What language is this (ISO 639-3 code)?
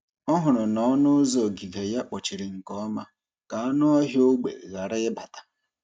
ibo